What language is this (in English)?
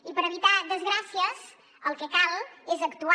Catalan